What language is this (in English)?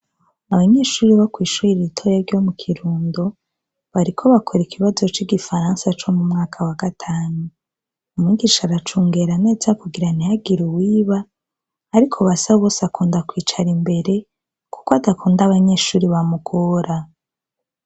Rundi